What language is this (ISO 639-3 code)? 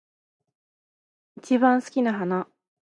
jpn